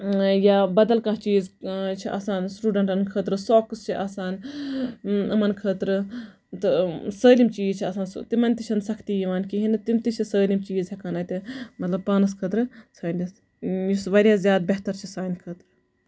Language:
Kashmiri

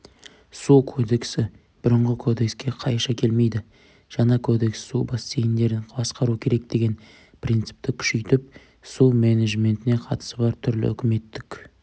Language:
Kazakh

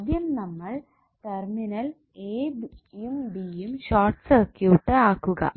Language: Malayalam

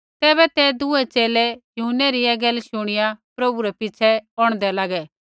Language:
Kullu Pahari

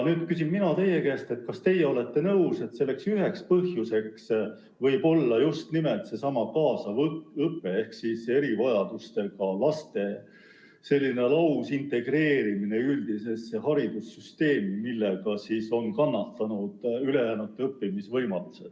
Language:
Estonian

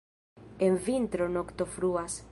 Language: Esperanto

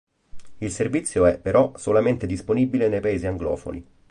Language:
Italian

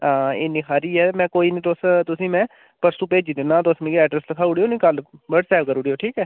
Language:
Dogri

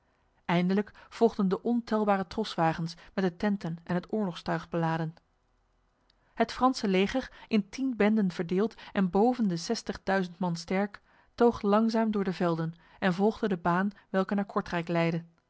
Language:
Dutch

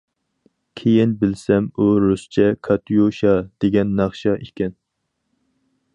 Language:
Uyghur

